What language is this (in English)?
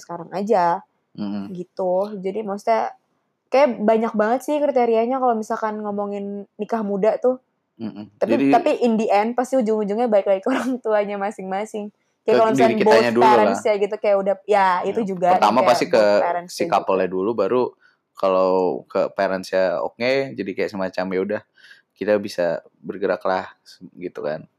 Indonesian